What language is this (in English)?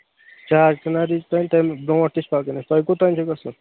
Kashmiri